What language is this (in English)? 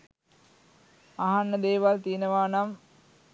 Sinhala